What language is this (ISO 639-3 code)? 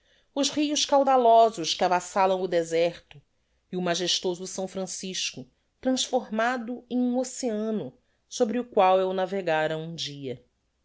por